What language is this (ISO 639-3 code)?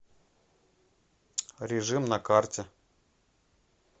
rus